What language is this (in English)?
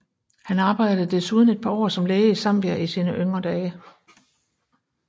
Danish